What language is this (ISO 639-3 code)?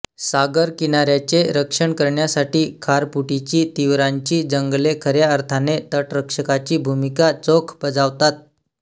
mar